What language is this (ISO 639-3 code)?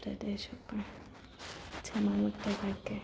guj